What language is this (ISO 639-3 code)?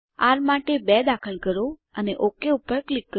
guj